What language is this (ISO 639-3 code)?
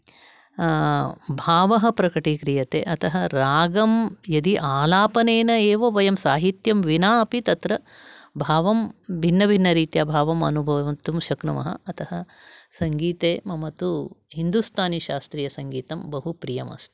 san